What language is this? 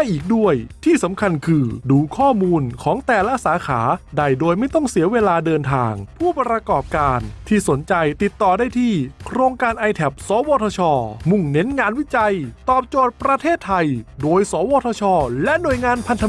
Thai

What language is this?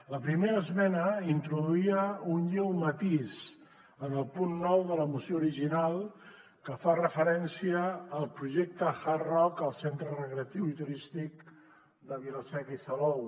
Catalan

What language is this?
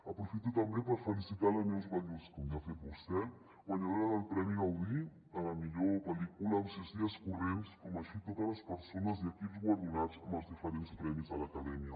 Catalan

